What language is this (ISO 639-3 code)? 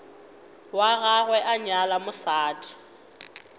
nso